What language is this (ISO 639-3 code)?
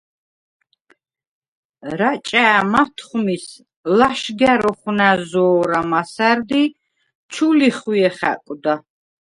sva